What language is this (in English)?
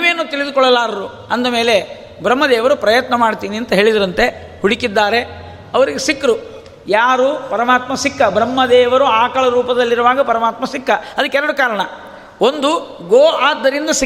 Kannada